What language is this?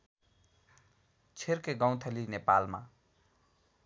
Nepali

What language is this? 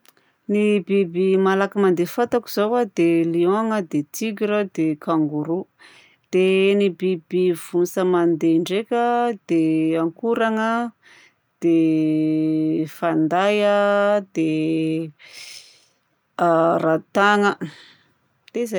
Southern Betsimisaraka Malagasy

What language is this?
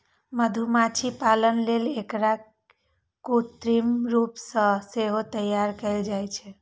Maithili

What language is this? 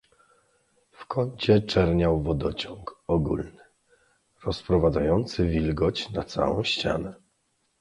Polish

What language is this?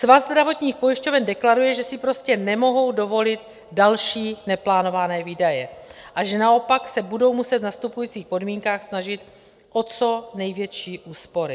Czech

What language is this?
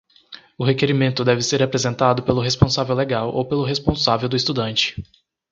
Portuguese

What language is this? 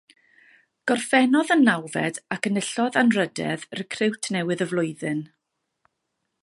Welsh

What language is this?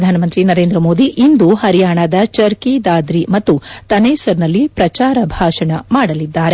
Kannada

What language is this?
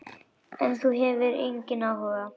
Icelandic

